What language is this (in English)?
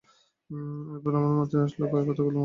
Bangla